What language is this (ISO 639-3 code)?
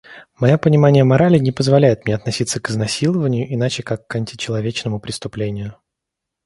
rus